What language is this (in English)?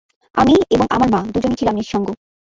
Bangla